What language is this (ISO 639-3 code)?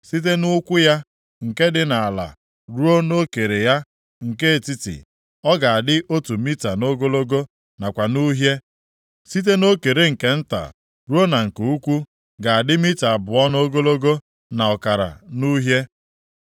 ibo